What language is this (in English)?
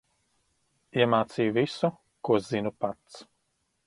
Latvian